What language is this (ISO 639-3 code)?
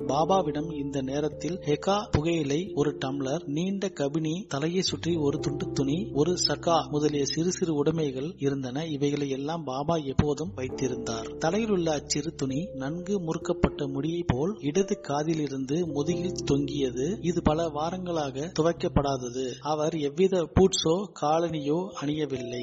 tam